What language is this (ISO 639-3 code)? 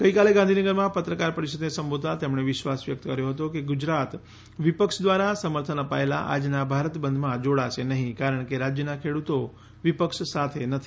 guj